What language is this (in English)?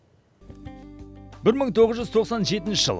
Kazakh